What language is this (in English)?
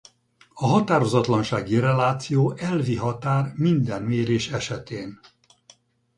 Hungarian